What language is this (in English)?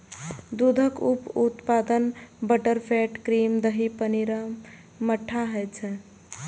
Maithili